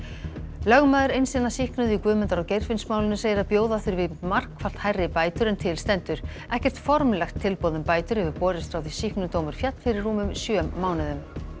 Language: Icelandic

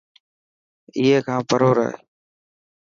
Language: Dhatki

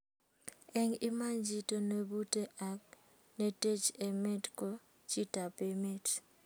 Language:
Kalenjin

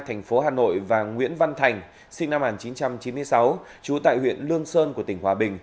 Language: Vietnamese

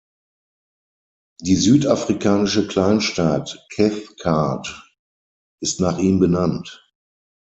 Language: German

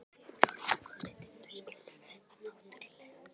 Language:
Icelandic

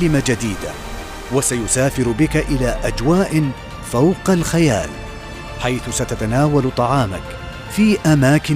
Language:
Arabic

